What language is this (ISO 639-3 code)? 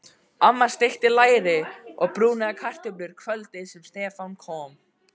isl